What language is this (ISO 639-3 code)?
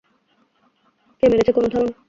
ben